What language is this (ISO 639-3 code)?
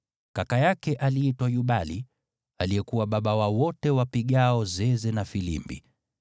swa